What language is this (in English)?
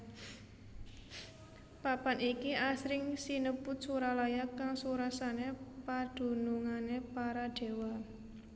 Javanese